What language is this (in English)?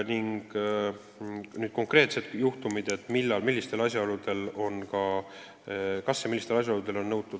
Estonian